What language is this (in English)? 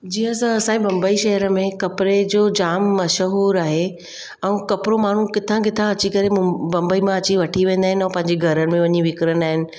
Sindhi